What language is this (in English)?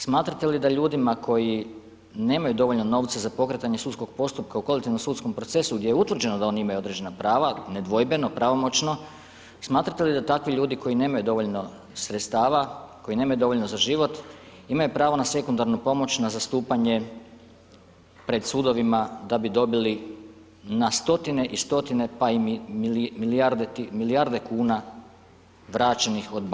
Croatian